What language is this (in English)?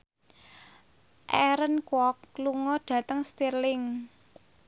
Javanese